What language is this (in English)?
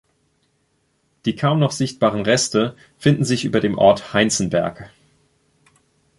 German